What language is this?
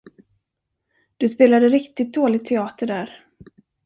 Swedish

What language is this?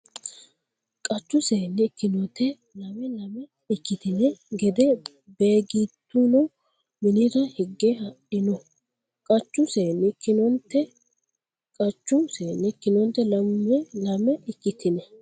Sidamo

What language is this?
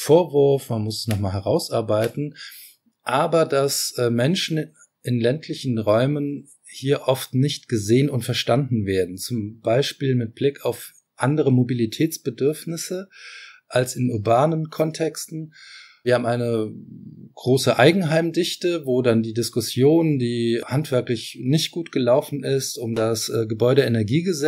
German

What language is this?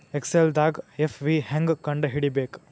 Kannada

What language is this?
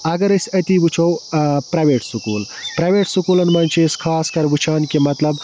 Kashmiri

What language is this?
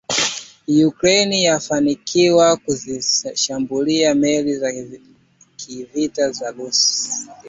Swahili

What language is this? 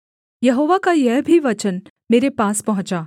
Hindi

